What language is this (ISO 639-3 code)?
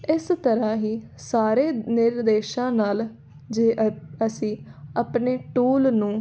pan